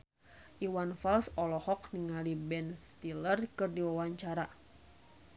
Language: Sundanese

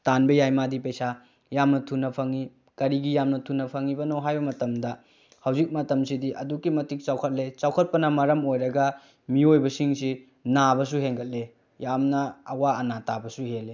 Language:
Manipuri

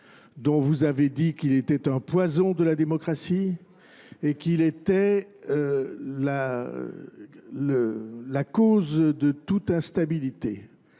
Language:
French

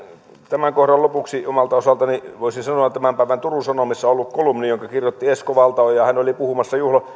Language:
Finnish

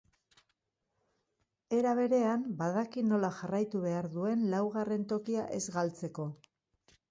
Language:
Basque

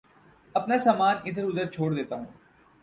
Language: Urdu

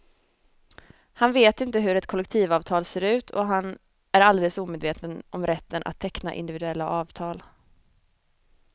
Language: Swedish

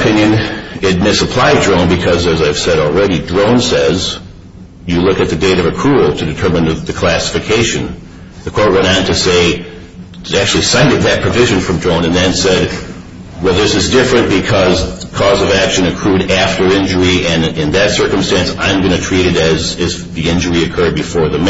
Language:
English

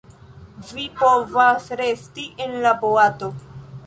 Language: Esperanto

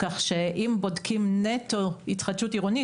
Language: Hebrew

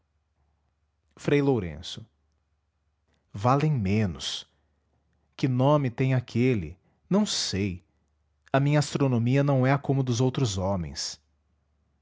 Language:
Portuguese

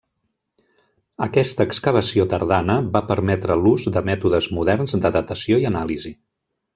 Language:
Catalan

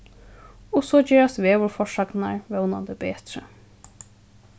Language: Faroese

